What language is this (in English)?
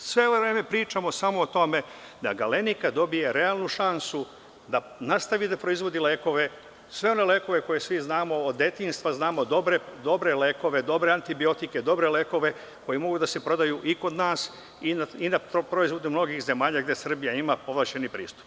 Serbian